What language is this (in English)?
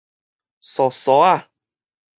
Min Nan Chinese